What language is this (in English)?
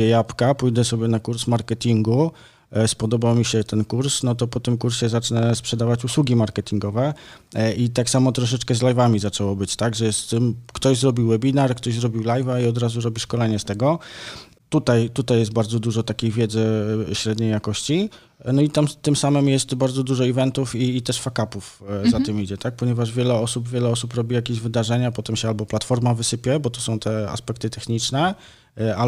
Polish